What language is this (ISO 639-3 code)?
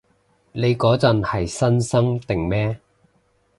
yue